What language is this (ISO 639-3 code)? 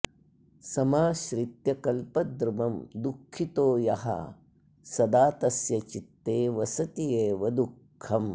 san